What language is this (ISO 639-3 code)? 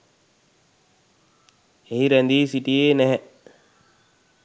sin